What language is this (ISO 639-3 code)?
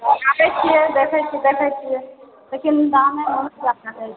mai